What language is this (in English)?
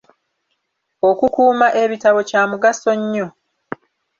Ganda